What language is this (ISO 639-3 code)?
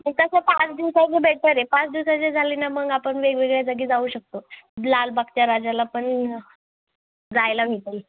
mar